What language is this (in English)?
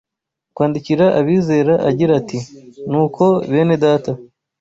Kinyarwanda